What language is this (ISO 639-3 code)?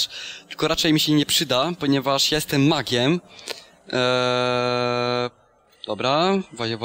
pol